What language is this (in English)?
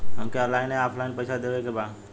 Bhojpuri